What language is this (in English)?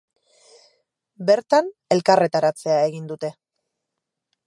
Basque